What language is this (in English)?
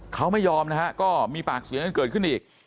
Thai